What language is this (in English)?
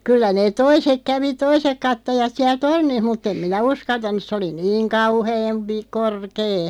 Finnish